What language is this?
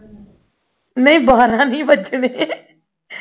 Punjabi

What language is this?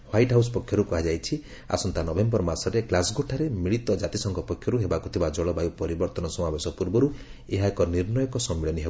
Odia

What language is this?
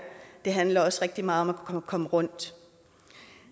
Danish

